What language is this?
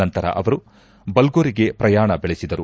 Kannada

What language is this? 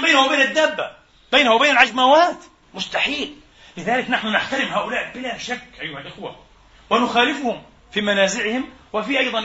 Arabic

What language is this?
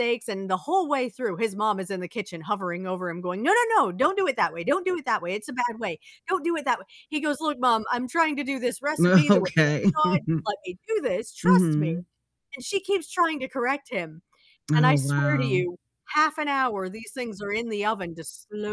English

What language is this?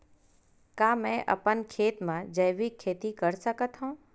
Chhattisgarhi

